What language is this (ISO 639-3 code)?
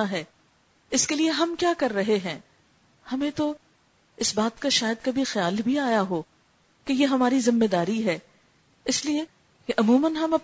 urd